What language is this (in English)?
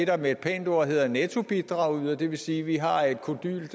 Danish